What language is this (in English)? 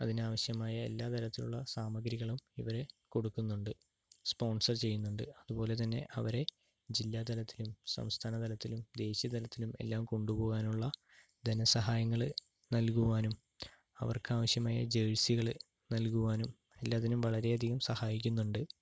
Malayalam